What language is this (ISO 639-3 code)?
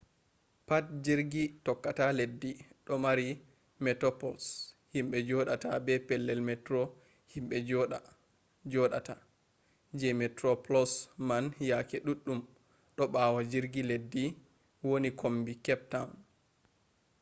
ful